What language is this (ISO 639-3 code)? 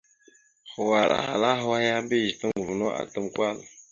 mxu